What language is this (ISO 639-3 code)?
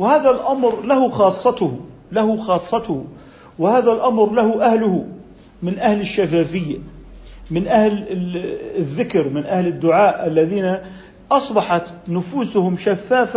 ara